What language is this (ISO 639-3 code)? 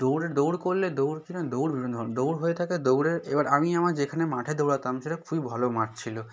ben